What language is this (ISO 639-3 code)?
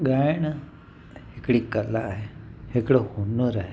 snd